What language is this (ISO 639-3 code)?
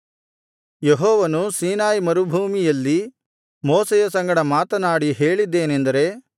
kan